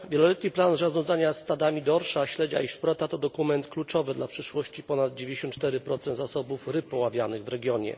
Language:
Polish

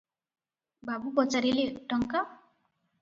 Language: Odia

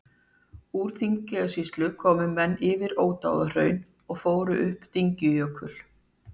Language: Icelandic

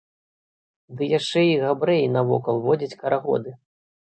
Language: Belarusian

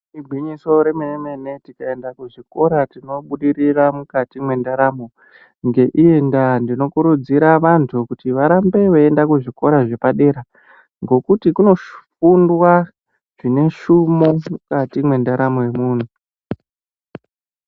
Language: Ndau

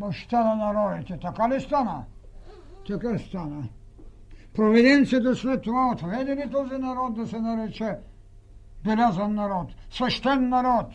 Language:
Bulgarian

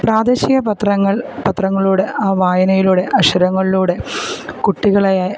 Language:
Malayalam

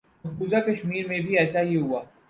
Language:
Urdu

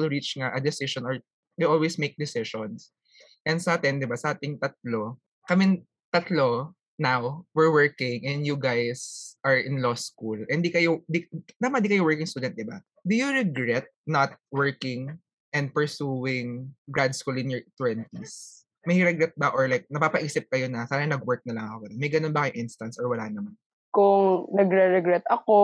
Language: Filipino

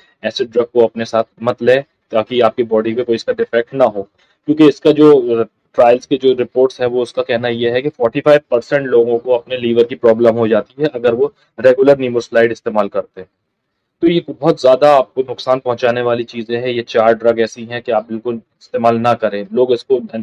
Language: Hindi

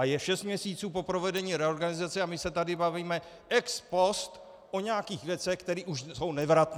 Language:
Czech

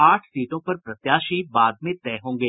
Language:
Hindi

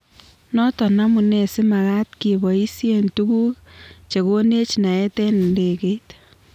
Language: Kalenjin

